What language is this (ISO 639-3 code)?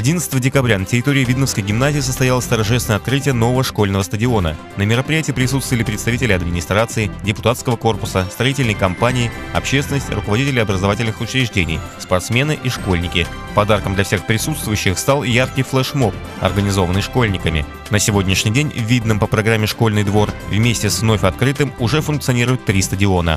rus